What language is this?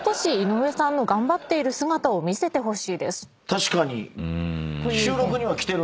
Japanese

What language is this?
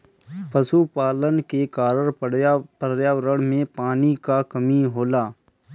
Bhojpuri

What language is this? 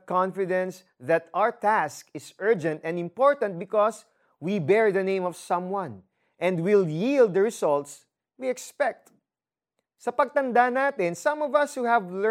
Filipino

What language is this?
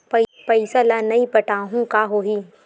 Chhattisgarhi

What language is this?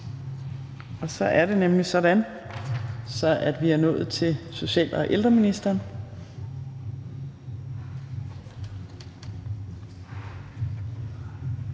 Danish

